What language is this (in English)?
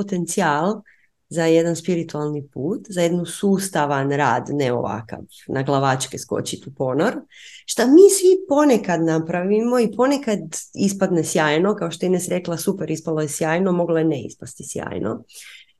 Croatian